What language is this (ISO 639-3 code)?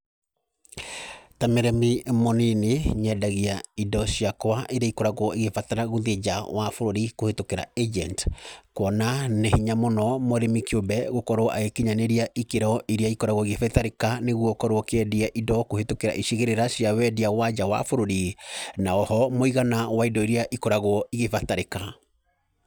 kik